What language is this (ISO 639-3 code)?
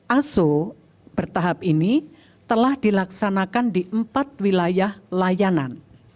ind